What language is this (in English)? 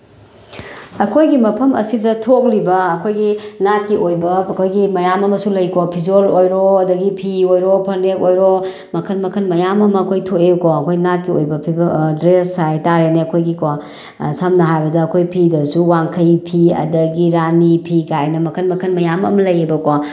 Manipuri